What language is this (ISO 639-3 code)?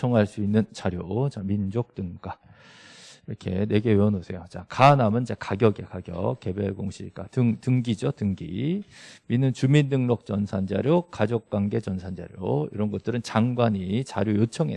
kor